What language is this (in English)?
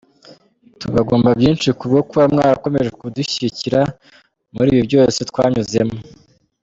Kinyarwanda